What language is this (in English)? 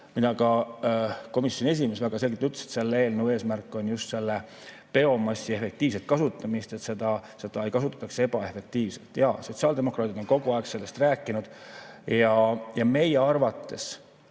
Estonian